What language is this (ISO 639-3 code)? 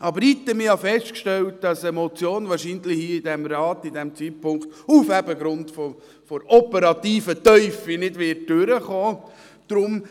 gsw